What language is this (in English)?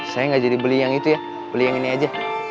Indonesian